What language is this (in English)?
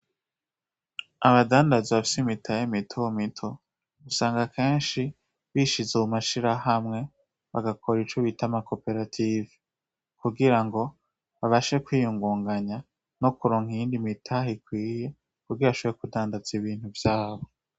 Rundi